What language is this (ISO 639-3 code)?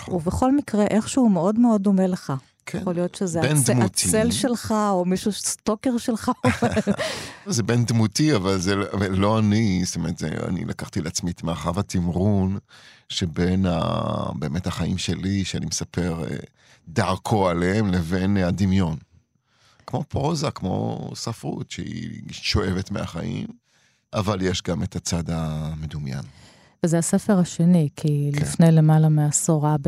heb